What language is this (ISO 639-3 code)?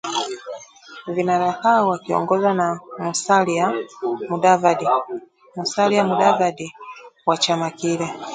swa